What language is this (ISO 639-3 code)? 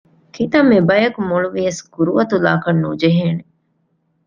div